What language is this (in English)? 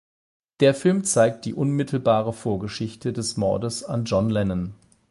German